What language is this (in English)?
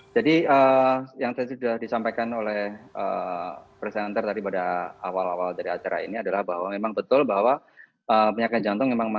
Indonesian